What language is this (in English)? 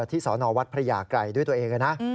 Thai